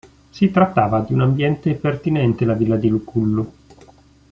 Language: Italian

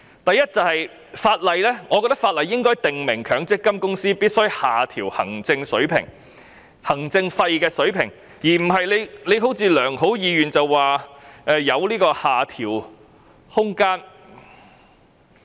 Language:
Cantonese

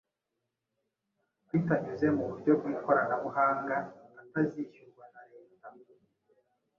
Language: Kinyarwanda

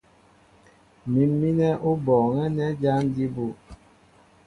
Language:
Mbo (Cameroon)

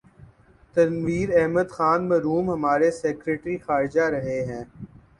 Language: Urdu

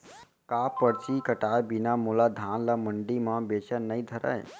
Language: Chhattisgarhi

